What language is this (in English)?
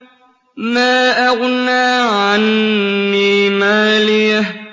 Arabic